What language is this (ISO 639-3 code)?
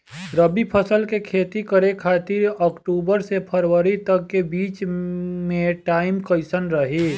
bho